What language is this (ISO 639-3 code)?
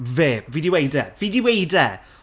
cym